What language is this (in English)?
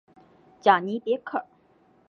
Chinese